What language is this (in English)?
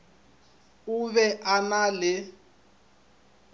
Northern Sotho